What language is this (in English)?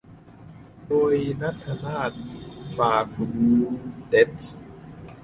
Thai